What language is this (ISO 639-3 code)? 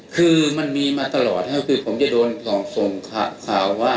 tha